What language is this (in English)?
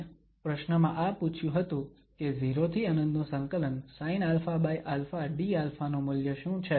Gujarati